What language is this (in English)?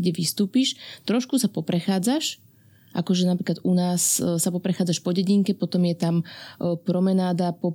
Slovak